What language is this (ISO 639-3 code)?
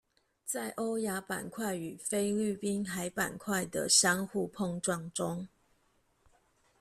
zho